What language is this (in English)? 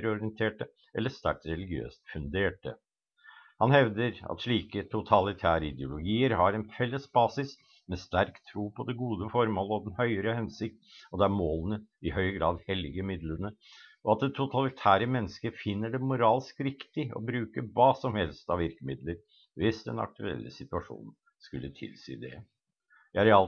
Norwegian